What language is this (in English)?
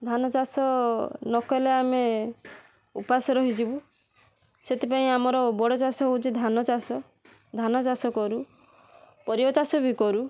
Odia